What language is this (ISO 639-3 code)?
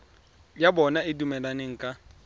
tsn